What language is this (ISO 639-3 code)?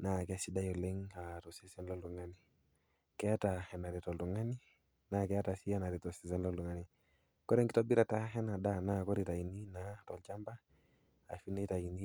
mas